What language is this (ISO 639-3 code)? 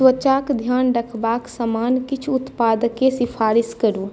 mai